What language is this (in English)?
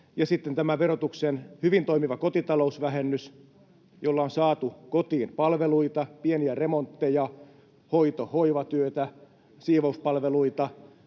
Finnish